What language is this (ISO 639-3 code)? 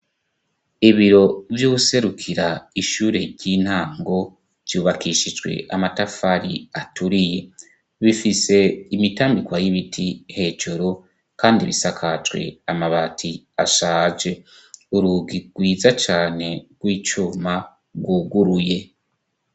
run